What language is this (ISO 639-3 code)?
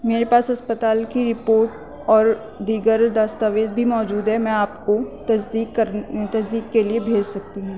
urd